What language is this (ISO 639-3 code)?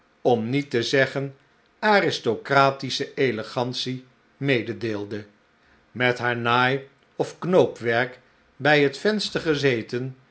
nld